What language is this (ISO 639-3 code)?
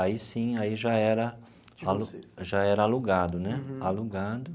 por